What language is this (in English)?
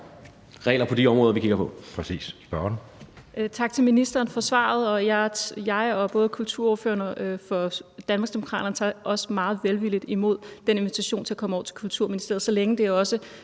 Danish